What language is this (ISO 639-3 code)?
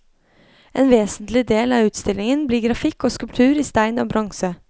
nor